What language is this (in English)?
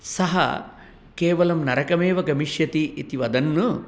Sanskrit